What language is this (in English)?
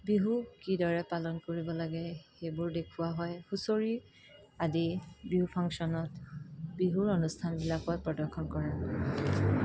Assamese